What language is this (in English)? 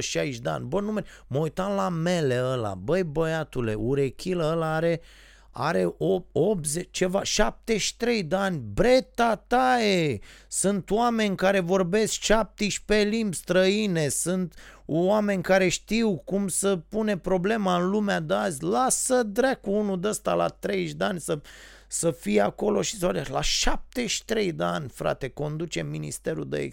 Romanian